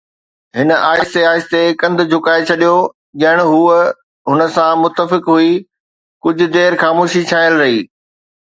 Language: Sindhi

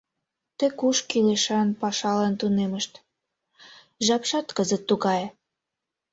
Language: Mari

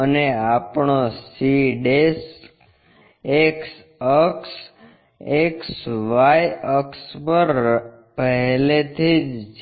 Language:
Gujarati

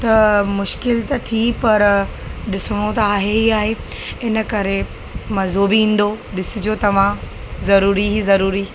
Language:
Sindhi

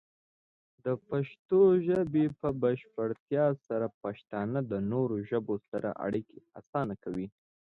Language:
Pashto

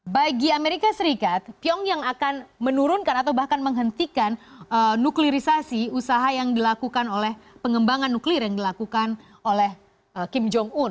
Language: Indonesian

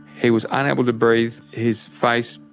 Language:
English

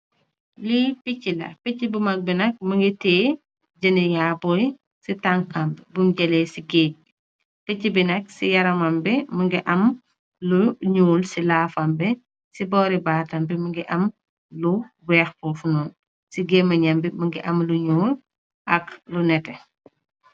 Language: Wolof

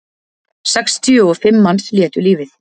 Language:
Icelandic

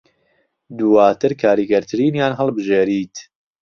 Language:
Central Kurdish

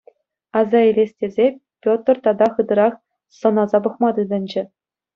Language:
Chuvash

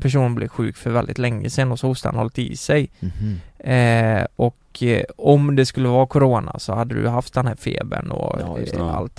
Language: Swedish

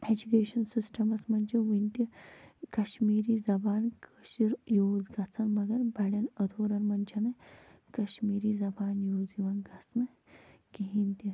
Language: Kashmiri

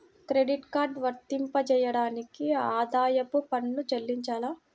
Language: Telugu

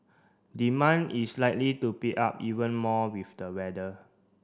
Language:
English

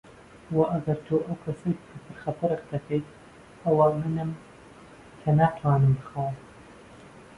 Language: Central Kurdish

